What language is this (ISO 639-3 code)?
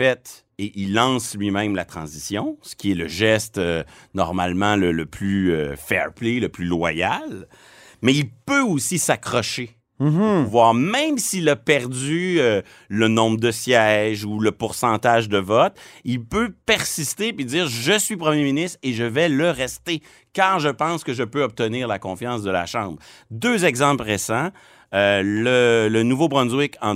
fra